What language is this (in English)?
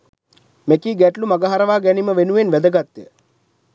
Sinhala